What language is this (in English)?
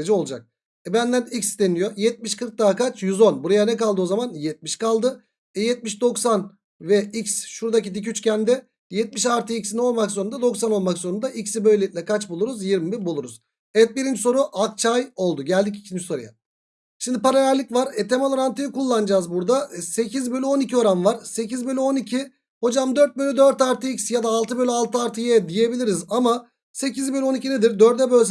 Turkish